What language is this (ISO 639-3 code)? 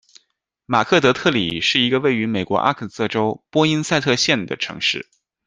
zho